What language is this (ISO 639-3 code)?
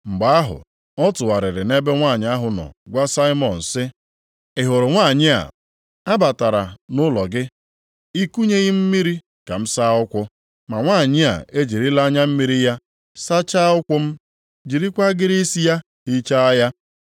ibo